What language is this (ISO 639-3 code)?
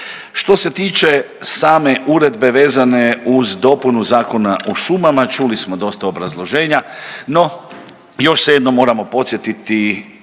hrv